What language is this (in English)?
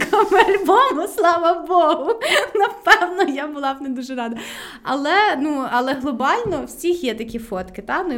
Ukrainian